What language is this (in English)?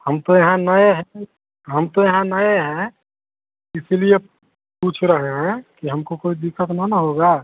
Hindi